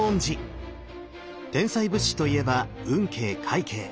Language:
Japanese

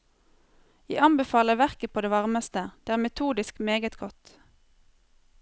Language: Norwegian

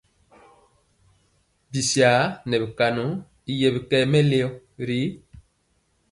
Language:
Mpiemo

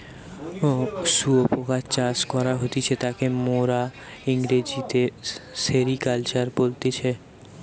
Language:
Bangla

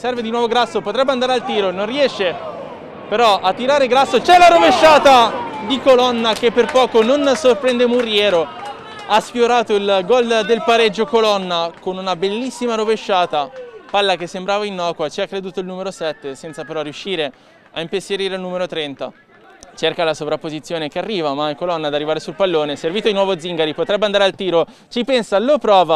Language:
Italian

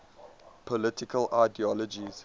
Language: English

